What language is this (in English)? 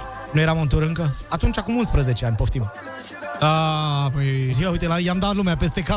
Romanian